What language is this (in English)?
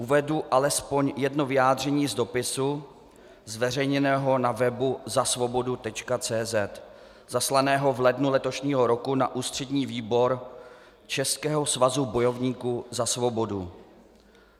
Czech